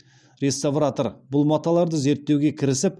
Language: Kazakh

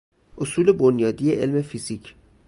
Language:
Persian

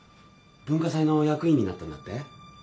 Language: Japanese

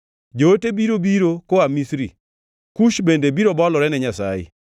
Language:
Luo (Kenya and Tanzania)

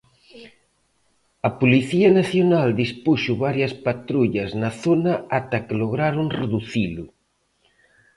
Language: Galician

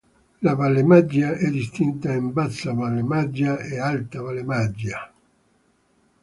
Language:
Italian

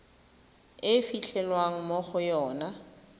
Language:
Tswana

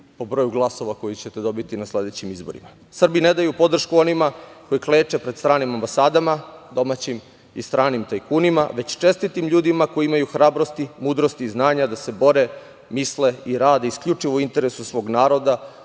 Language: Serbian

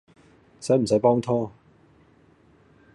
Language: Cantonese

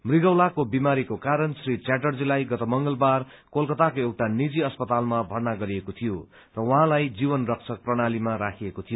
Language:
Nepali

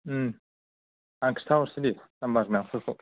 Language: Bodo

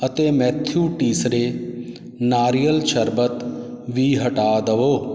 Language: Punjabi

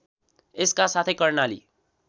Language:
Nepali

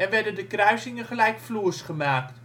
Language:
Dutch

